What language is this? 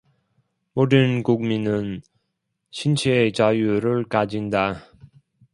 Korean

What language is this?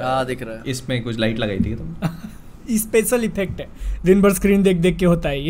Hindi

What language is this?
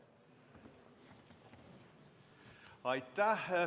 Estonian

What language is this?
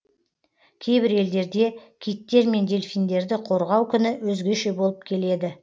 Kazakh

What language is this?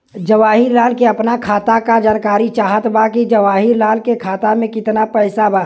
Bhojpuri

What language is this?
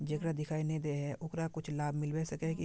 Magahi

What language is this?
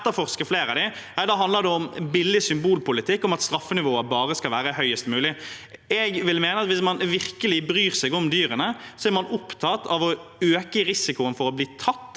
Norwegian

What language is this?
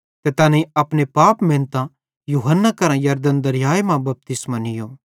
Bhadrawahi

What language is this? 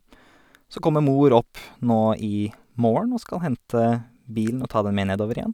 Norwegian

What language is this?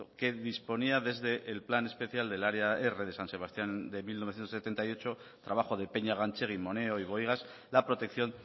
Spanish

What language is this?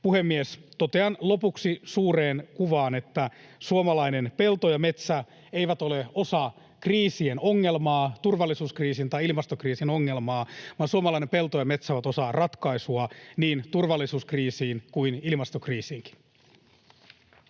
Finnish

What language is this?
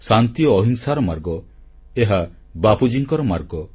Odia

